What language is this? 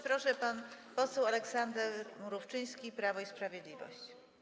Polish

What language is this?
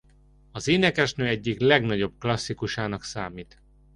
Hungarian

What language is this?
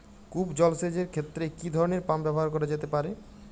Bangla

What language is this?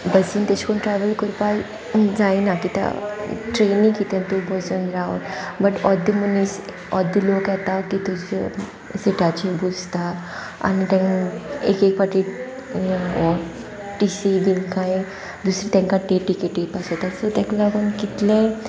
Konkani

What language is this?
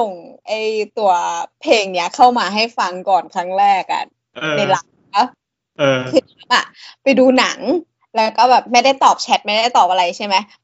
Thai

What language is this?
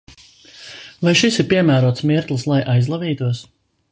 Latvian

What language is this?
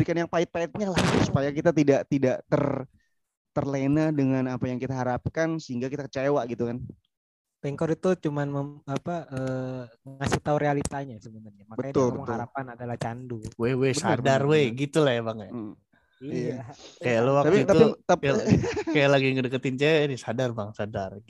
Indonesian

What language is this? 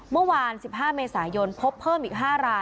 Thai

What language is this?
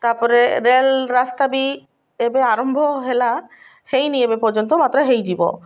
Odia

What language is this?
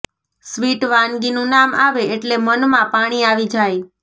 Gujarati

